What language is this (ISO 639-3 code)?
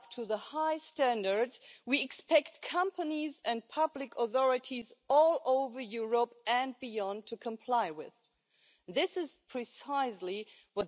eng